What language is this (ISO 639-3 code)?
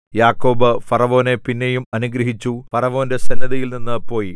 mal